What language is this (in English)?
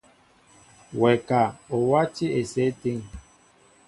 Mbo (Cameroon)